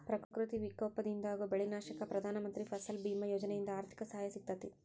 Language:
Kannada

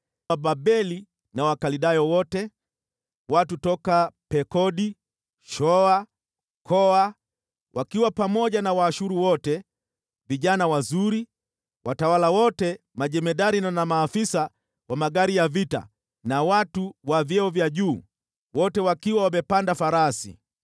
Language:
Swahili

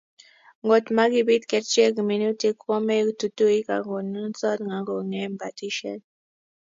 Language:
Kalenjin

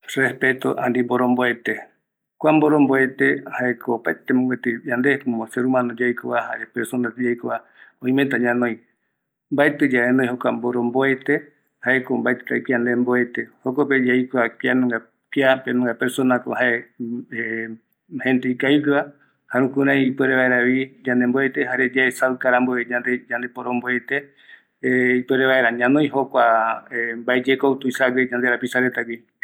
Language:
Eastern Bolivian Guaraní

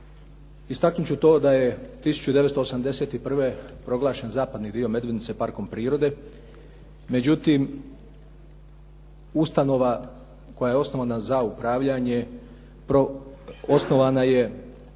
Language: Croatian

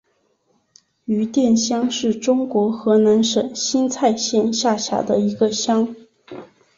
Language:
Chinese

